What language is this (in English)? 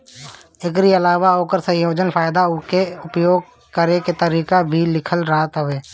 Bhojpuri